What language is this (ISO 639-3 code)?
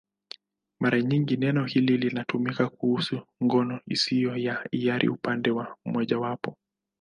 swa